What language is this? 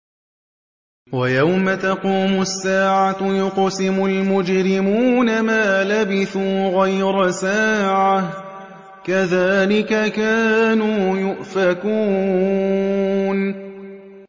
Arabic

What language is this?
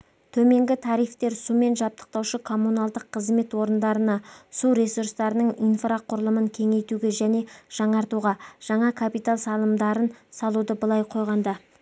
Kazakh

